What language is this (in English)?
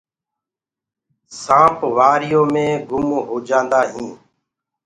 Gurgula